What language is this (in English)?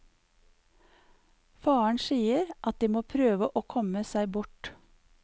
Norwegian